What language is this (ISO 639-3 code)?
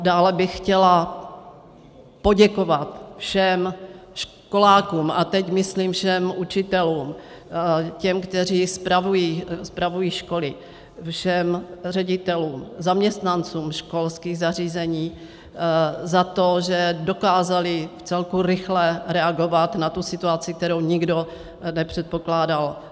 ces